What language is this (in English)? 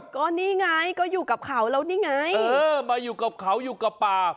Thai